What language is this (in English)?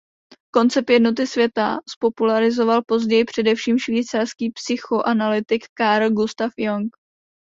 Czech